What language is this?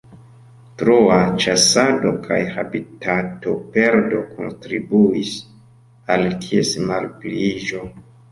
Esperanto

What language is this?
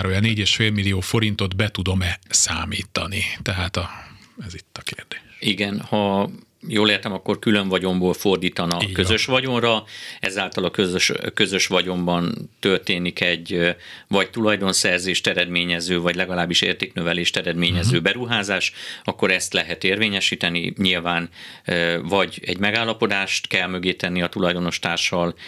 Hungarian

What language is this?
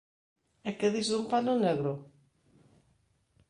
Galician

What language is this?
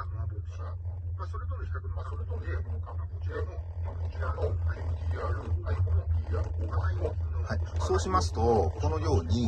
Japanese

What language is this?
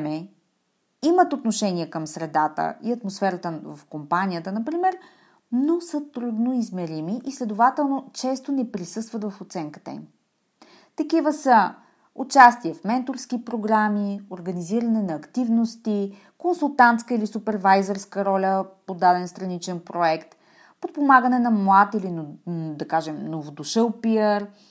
Bulgarian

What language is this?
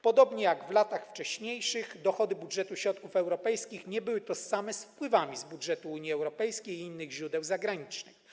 Polish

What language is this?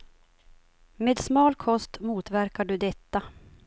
Swedish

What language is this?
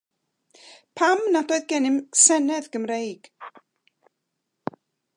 Welsh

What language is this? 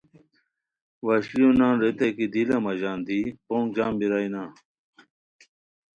Khowar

